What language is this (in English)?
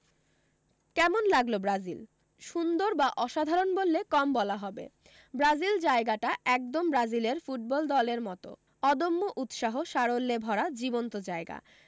Bangla